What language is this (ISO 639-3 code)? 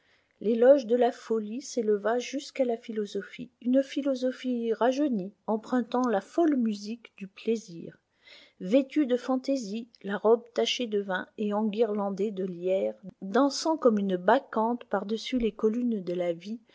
fra